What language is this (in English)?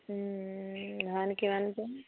Assamese